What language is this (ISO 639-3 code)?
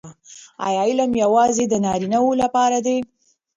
pus